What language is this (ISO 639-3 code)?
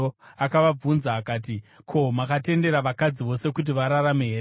sna